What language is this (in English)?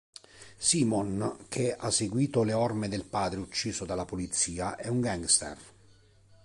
Italian